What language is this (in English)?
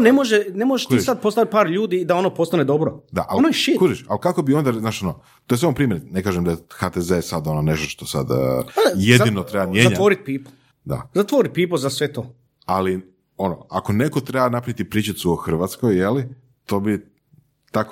Croatian